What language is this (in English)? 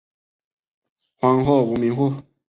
Chinese